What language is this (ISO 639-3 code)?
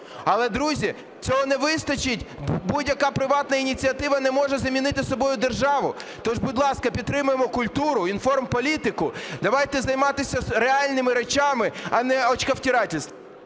ukr